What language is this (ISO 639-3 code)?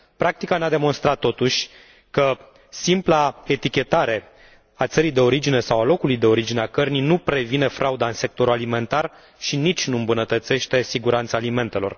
ron